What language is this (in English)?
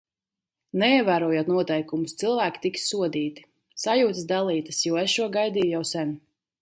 Latvian